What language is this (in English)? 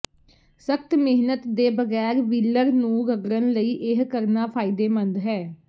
Punjabi